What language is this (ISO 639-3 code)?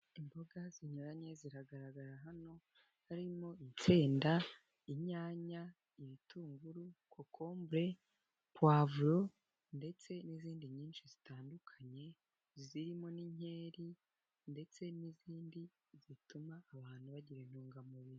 kin